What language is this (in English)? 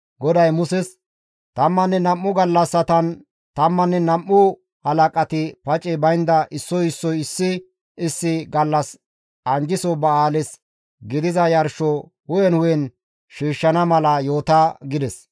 Gamo